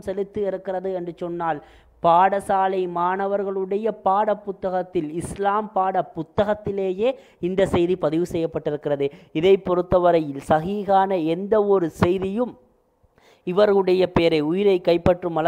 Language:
Italian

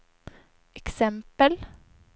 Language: Swedish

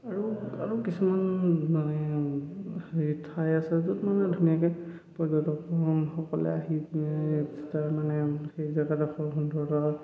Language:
Assamese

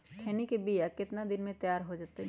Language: Magahi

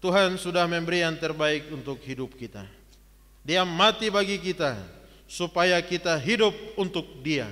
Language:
Indonesian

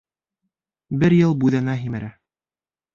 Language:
Bashkir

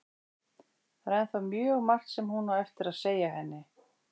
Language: Icelandic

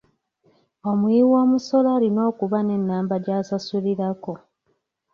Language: Ganda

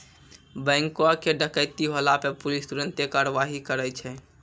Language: Maithili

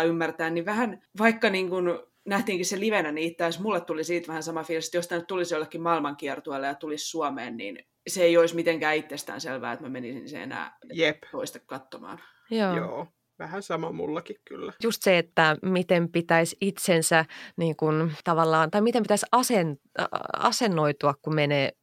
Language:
Finnish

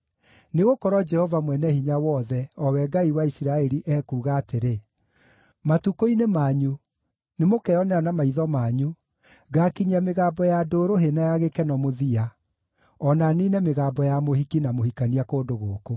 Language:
Kikuyu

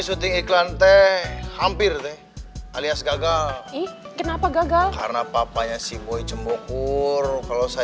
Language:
Indonesian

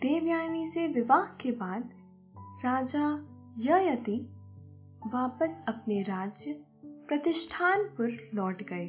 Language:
Hindi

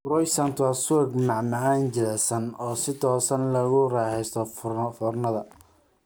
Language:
Somali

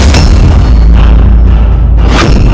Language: Indonesian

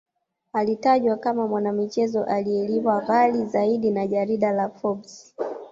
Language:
Swahili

